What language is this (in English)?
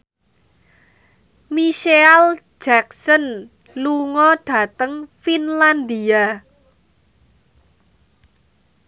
Javanese